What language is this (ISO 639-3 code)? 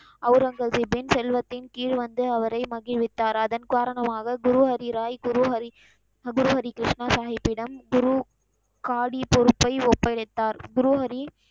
tam